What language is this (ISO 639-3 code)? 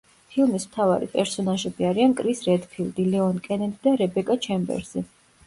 kat